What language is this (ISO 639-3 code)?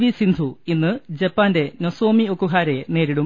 mal